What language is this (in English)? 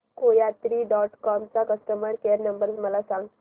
Marathi